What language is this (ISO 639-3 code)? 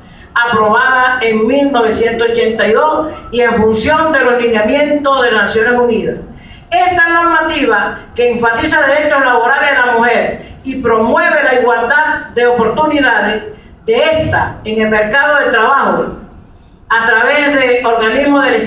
spa